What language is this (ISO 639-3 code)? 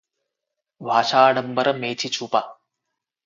tel